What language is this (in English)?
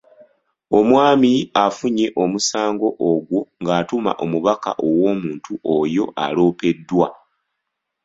Ganda